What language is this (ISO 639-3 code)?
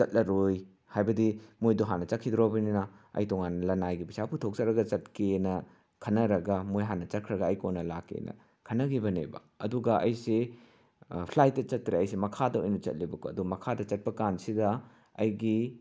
mni